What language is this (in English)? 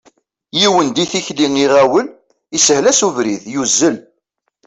Kabyle